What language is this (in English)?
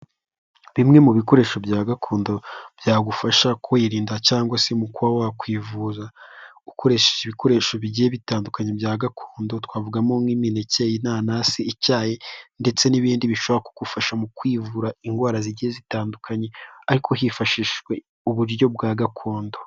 Kinyarwanda